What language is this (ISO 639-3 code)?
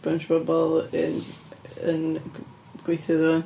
cym